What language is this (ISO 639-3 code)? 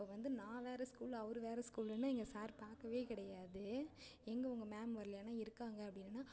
tam